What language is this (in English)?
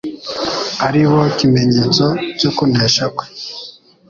Kinyarwanda